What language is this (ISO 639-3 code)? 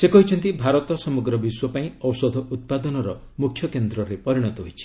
ori